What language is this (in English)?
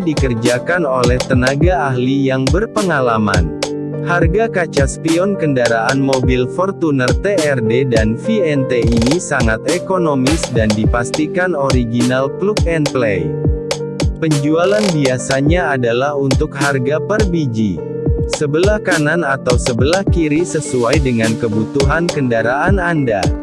Indonesian